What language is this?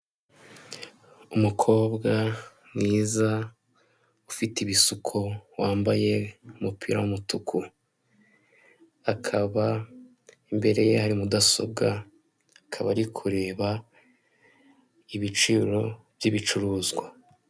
Kinyarwanda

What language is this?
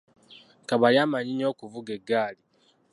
Ganda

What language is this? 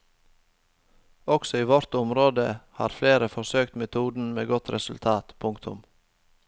Norwegian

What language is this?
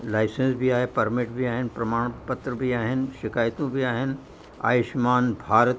Sindhi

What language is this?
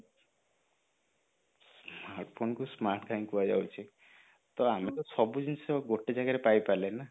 Odia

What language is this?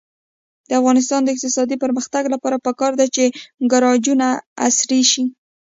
Pashto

